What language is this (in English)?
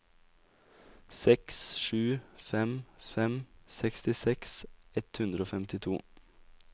Norwegian